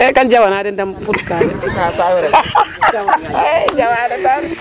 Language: Serer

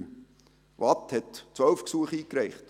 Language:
Swiss German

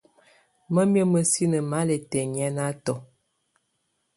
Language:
Tunen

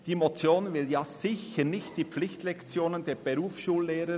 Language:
Swiss German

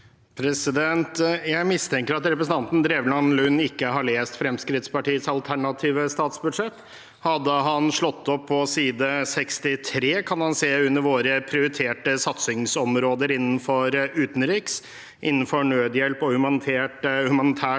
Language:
Norwegian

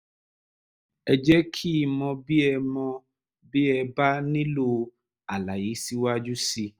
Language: Yoruba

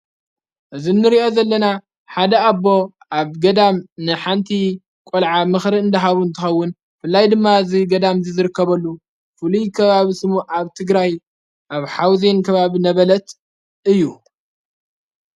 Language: Tigrinya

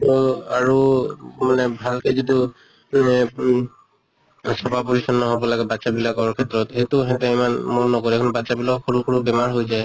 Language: Assamese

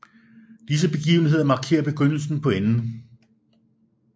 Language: Danish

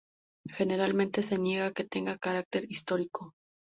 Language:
Spanish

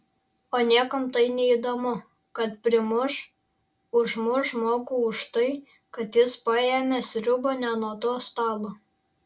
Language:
Lithuanian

